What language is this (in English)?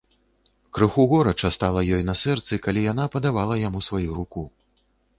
Belarusian